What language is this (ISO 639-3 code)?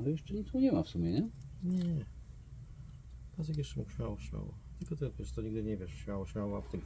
pol